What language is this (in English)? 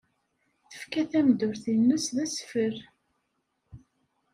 Kabyle